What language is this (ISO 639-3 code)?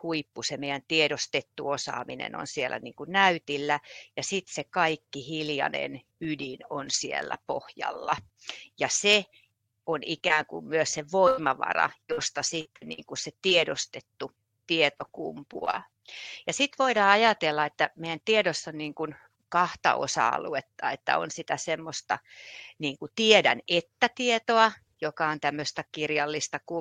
fin